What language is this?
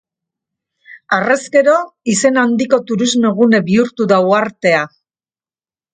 Basque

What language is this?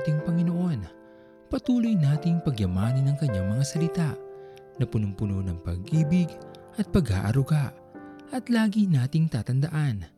Filipino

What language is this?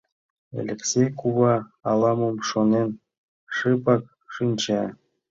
Mari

